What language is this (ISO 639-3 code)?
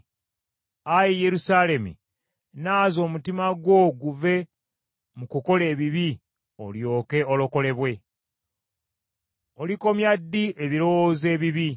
lug